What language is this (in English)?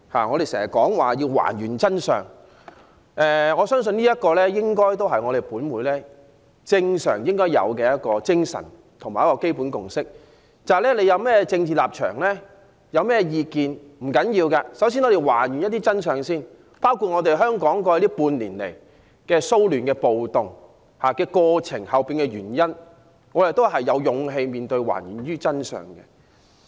Cantonese